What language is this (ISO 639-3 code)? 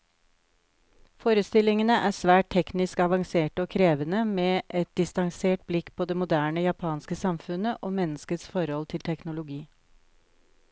nor